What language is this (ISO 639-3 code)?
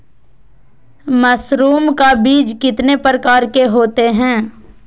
mag